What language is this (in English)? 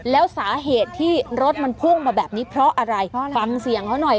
Thai